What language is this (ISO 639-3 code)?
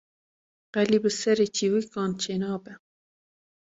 kur